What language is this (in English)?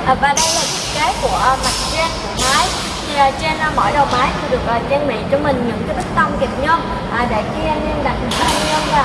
Vietnamese